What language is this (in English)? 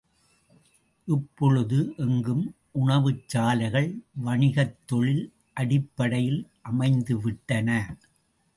Tamil